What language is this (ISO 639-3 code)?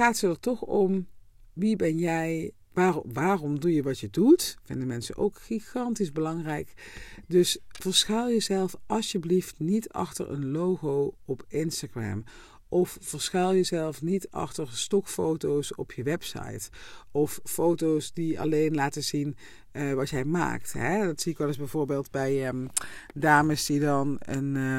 nld